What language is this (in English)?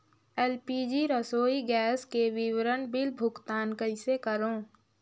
Chhattisgarhi